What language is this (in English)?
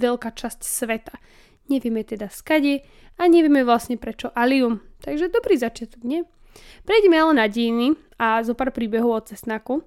Slovak